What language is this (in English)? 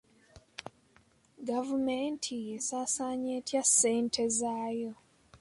Ganda